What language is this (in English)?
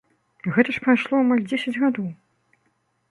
Belarusian